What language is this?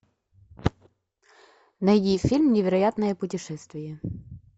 Russian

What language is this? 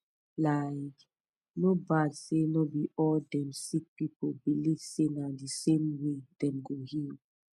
Nigerian Pidgin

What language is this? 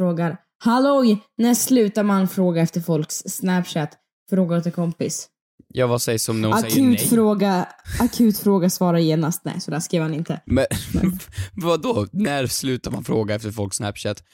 Swedish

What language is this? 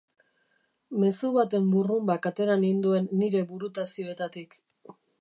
Basque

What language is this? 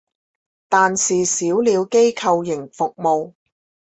Chinese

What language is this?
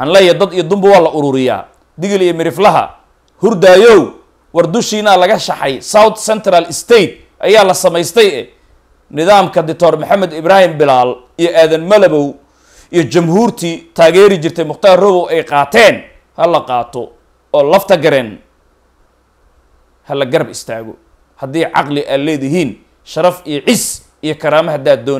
Arabic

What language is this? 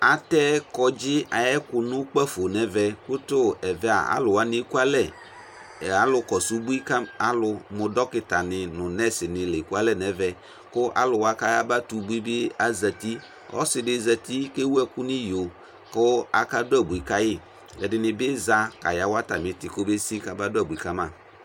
Ikposo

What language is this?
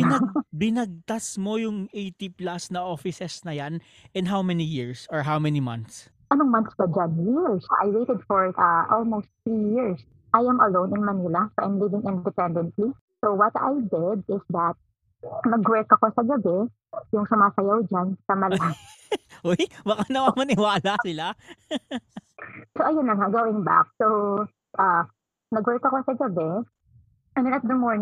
Filipino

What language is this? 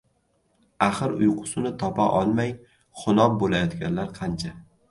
Uzbek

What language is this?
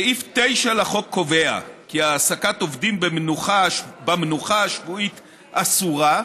Hebrew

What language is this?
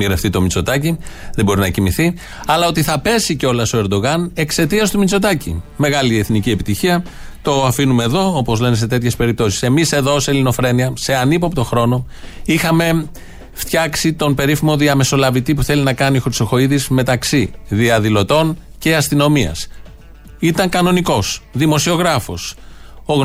Greek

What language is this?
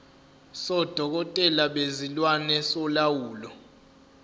Zulu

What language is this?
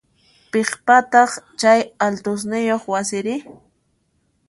Puno Quechua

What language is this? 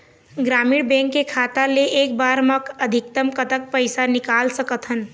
Chhattisgarhi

